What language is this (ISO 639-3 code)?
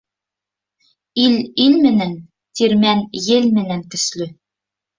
bak